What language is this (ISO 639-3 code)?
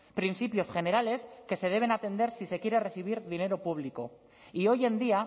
spa